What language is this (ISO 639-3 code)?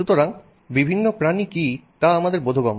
ben